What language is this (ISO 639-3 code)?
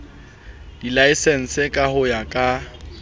sot